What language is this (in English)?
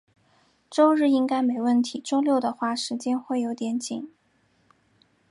Chinese